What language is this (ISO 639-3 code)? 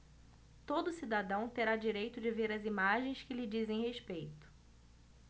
por